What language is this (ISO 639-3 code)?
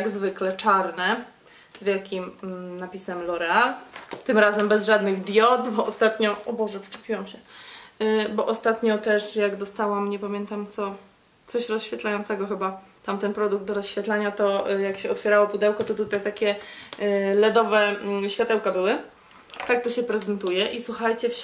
pol